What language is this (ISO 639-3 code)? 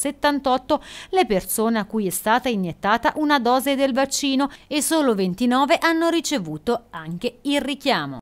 ita